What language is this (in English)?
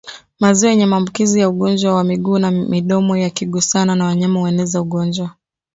Swahili